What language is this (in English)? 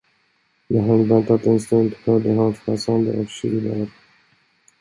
Swedish